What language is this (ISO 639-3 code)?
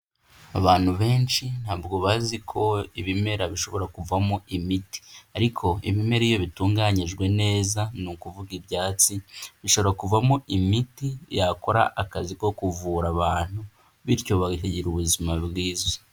kin